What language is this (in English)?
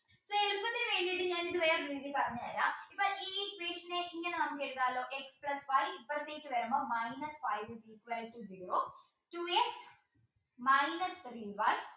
Malayalam